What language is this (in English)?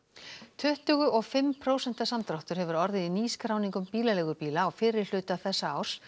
Icelandic